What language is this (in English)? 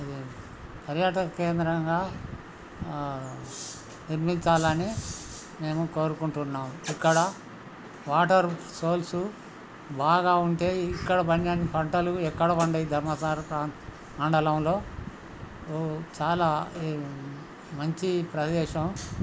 Telugu